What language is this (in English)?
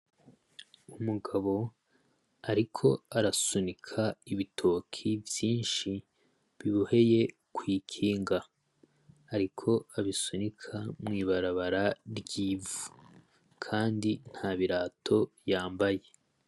Rundi